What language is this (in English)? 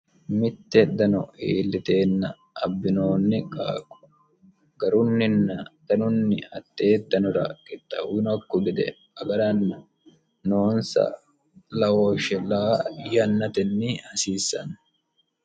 Sidamo